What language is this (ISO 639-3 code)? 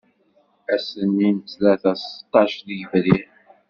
kab